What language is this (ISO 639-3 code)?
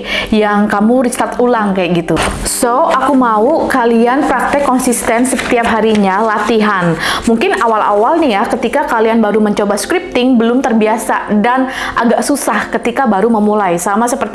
ind